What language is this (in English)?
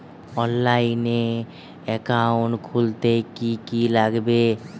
Bangla